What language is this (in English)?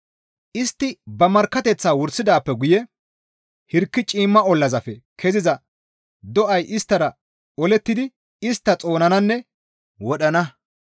Gamo